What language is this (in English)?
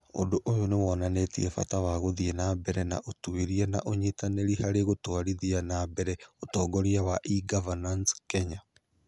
Kikuyu